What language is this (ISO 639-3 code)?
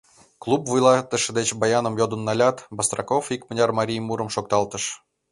chm